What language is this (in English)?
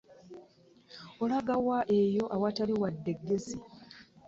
Ganda